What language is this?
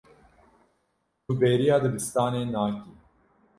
Kurdish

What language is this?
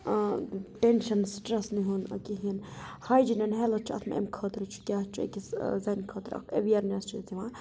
Kashmiri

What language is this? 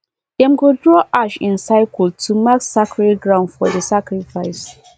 Nigerian Pidgin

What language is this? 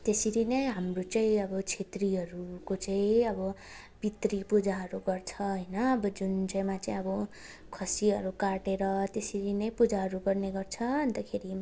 Nepali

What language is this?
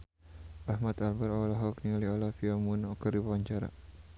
Sundanese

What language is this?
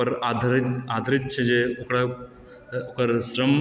Maithili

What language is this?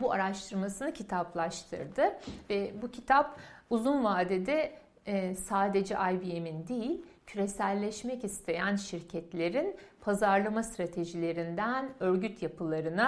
Turkish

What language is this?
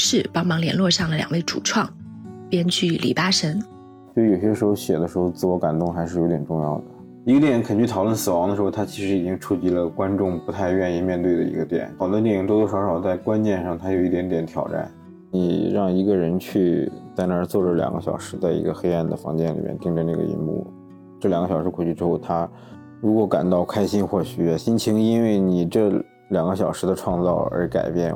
Chinese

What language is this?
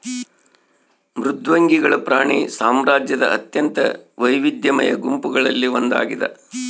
Kannada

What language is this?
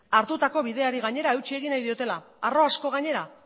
Basque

